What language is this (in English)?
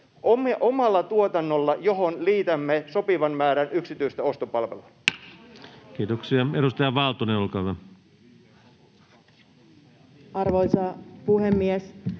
Finnish